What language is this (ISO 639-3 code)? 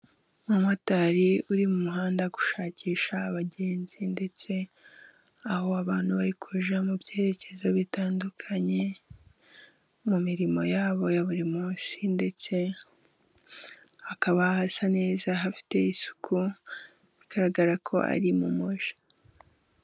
kin